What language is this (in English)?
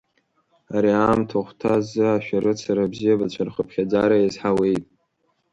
Abkhazian